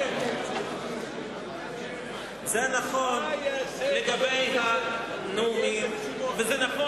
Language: Hebrew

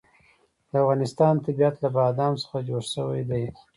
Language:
Pashto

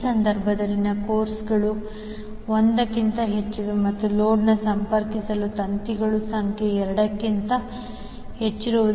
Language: Kannada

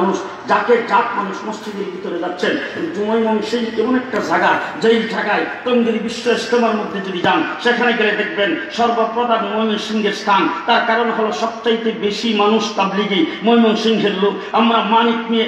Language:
Bangla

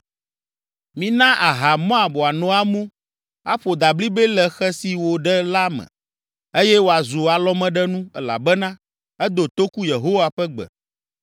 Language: Ewe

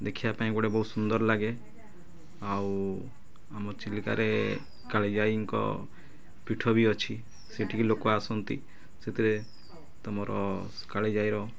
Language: Odia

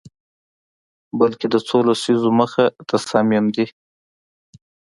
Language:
Pashto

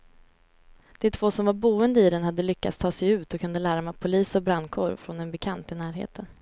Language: Swedish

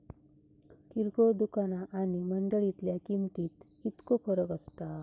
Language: Marathi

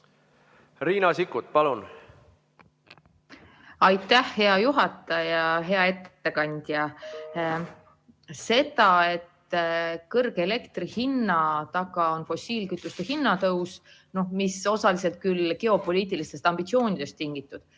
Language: Estonian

